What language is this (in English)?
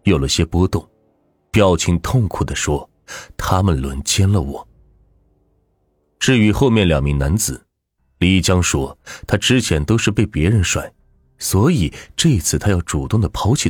Chinese